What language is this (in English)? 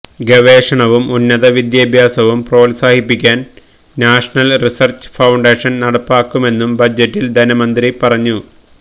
Malayalam